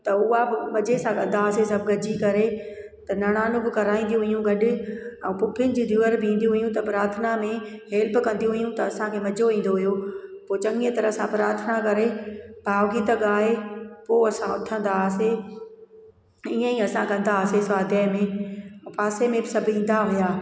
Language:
Sindhi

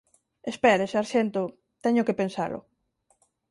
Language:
Galician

